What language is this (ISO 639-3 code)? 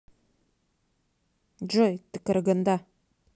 rus